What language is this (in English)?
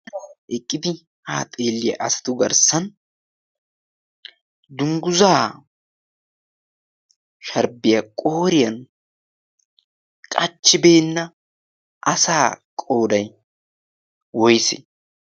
Wolaytta